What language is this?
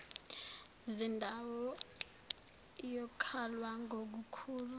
Zulu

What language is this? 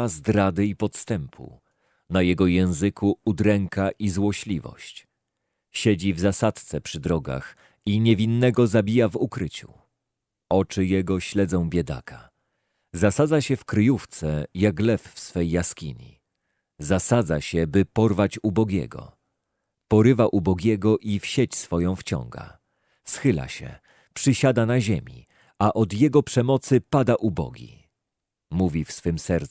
Polish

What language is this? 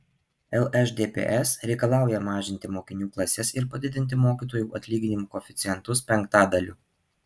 Lithuanian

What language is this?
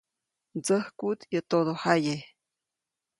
Copainalá Zoque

